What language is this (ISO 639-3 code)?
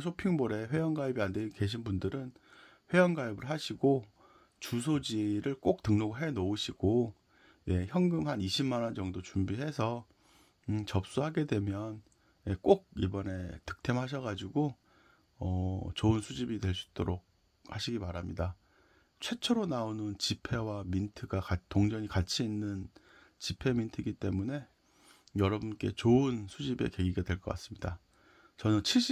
kor